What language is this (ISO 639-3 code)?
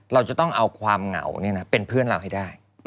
tha